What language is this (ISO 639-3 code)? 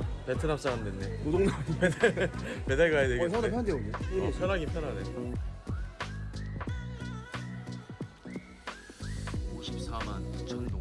kor